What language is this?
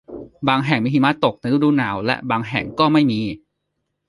Thai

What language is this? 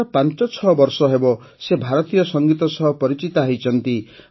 Odia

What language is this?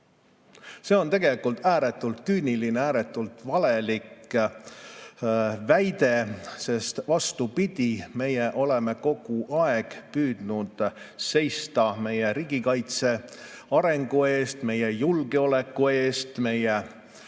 Estonian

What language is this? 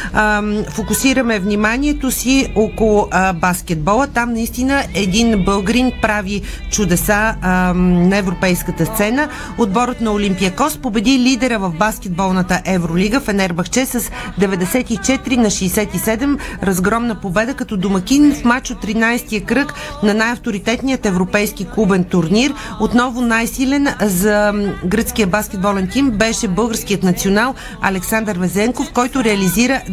Bulgarian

